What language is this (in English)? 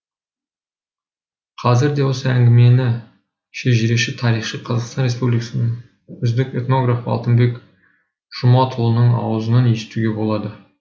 Kazakh